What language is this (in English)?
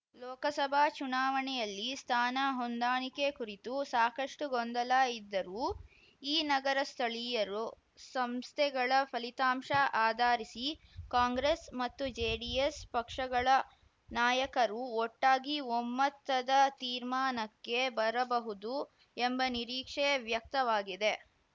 Kannada